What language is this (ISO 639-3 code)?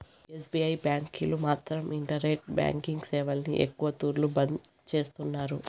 tel